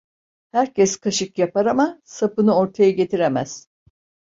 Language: Turkish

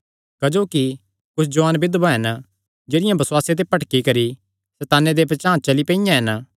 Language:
Kangri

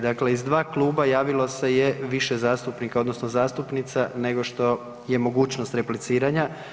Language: Croatian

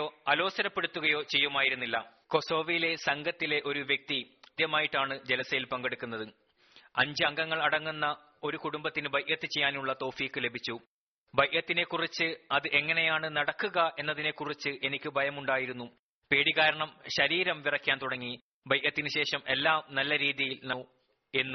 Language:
Malayalam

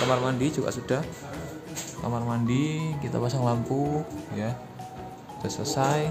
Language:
Indonesian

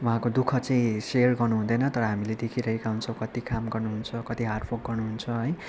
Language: Nepali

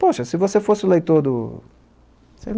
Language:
Portuguese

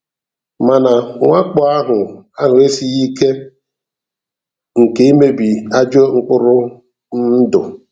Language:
Igbo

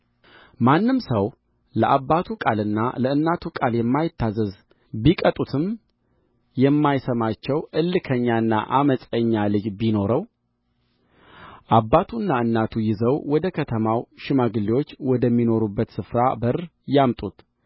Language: Amharic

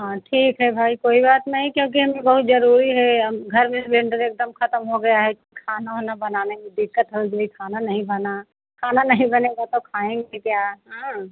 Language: Hindi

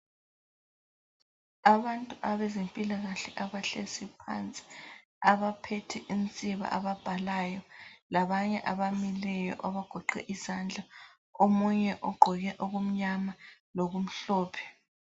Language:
North Ndebele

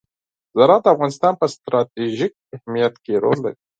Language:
Pashto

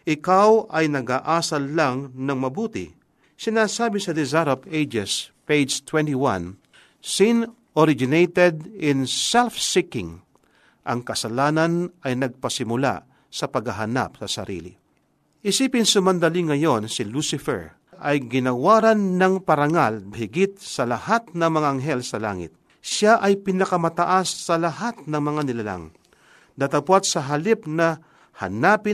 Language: Filipino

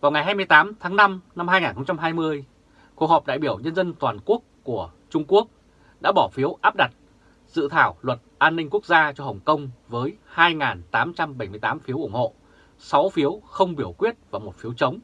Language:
Vietnamese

